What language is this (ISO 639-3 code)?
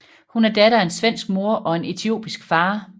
dan